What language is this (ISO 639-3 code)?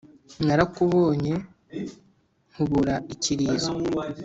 kin